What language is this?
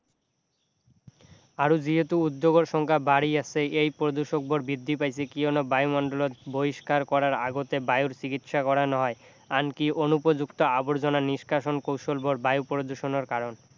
Assamese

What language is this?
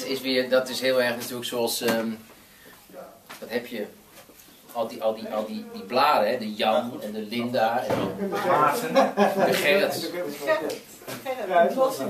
Dutch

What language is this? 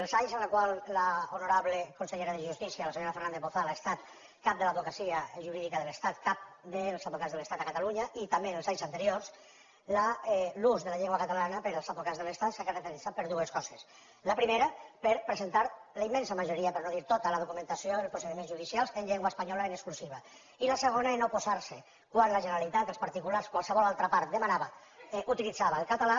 Catalan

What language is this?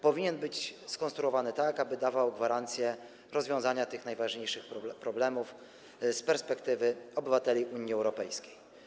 Polish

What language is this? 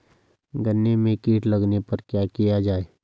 Hindi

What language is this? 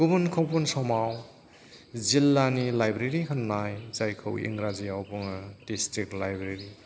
Bodo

